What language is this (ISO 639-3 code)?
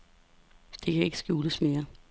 dan